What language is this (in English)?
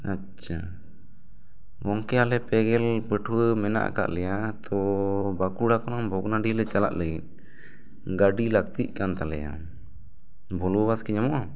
Santali